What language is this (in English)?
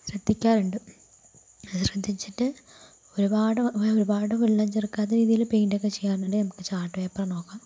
Malayalam